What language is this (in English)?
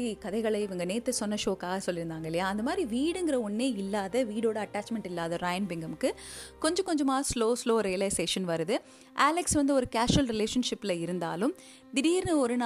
Tamil